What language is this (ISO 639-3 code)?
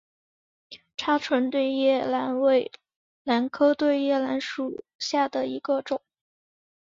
zho